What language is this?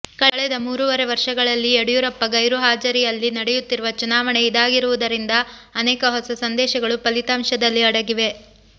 Kannada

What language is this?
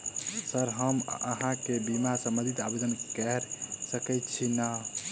Maithili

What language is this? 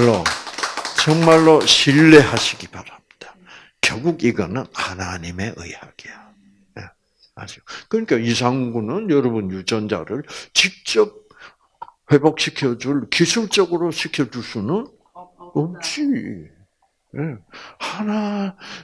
Korean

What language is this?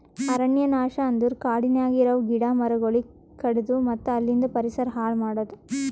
Kannada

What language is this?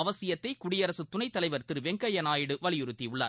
Tamil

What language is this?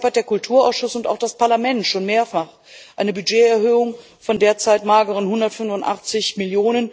German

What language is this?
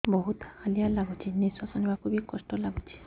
Odia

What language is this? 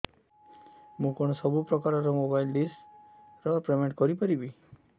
Odia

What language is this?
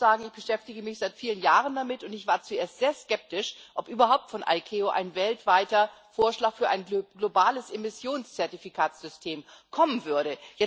German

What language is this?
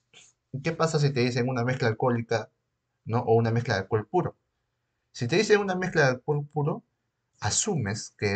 Spanish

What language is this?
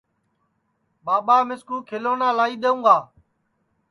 Sansi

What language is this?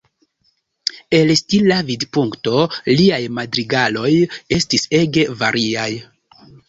Esperanto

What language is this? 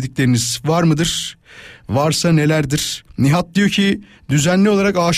Turkish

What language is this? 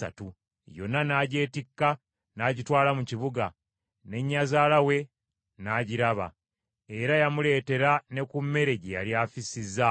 Ganda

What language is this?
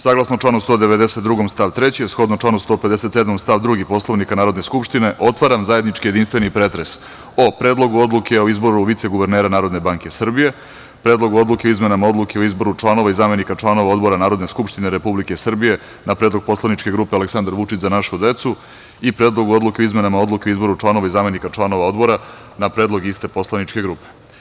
Serbian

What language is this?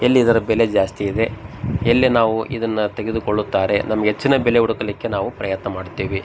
Kannada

